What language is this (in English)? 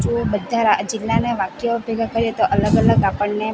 Gujarati